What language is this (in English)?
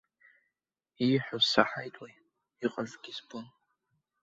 Abkhazian